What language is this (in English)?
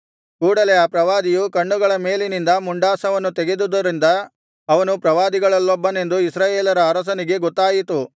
Kannada